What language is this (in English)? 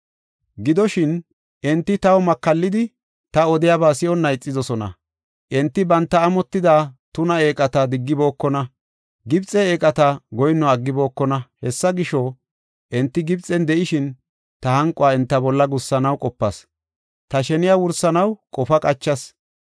Gofa